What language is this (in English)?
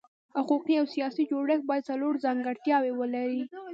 Pashto